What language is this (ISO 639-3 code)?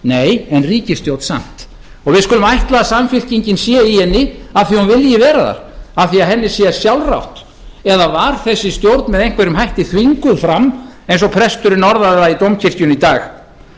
isl